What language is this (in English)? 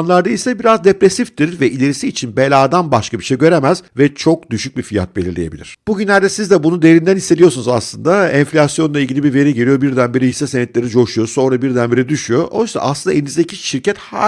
Turkish